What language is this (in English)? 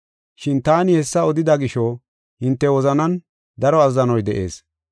Gofa